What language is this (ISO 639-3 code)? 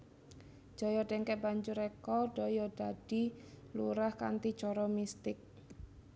jav